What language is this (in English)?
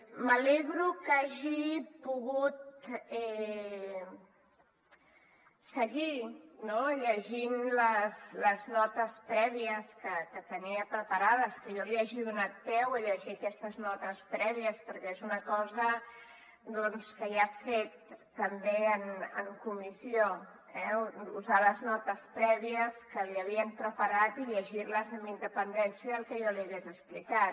Catalan